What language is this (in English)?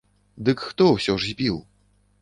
Belarusian